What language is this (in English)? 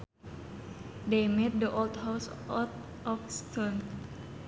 Sundanese